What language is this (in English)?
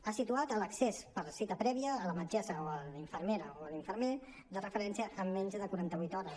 Catalan